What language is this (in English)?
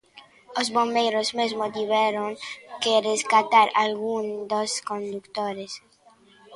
Galician